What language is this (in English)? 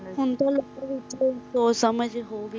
Punjabi